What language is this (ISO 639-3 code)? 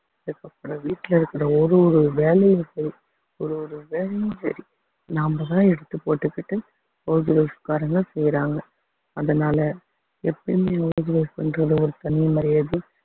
tam